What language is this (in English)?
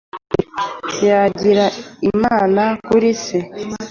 Kinyarwanda